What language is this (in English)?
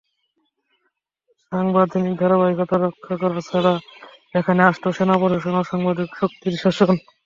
Bangla